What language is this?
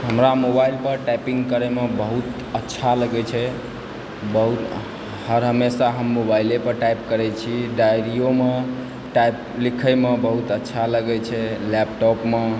Maithili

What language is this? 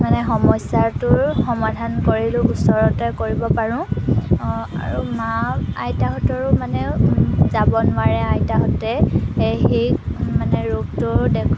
Assamese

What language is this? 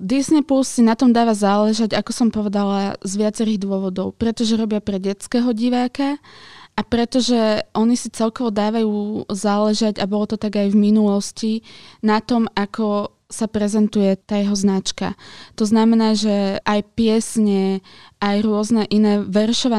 Slovak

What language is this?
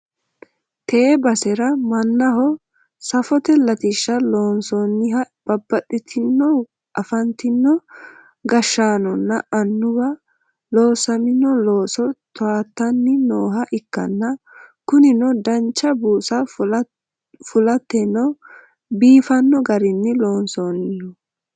Sidamo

